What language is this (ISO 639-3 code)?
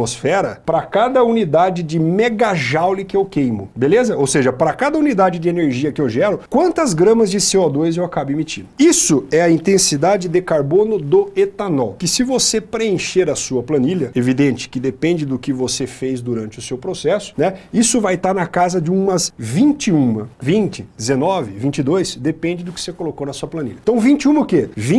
por